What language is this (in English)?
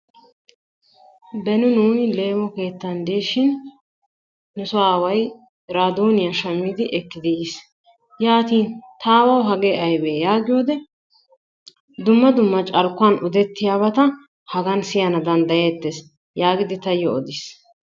Wolaytta